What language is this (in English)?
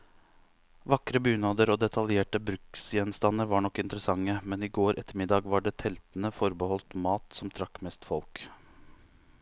Norwegian